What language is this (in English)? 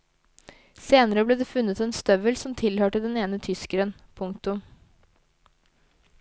Norwegian